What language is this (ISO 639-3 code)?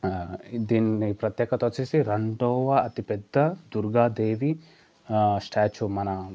tel